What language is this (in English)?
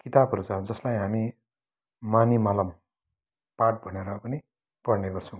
Nepali